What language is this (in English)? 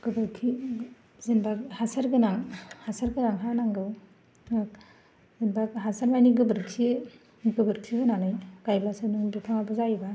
Bodo